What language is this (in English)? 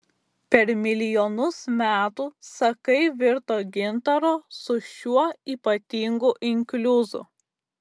Lithuanian